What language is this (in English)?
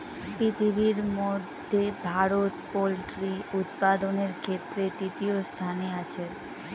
Bangla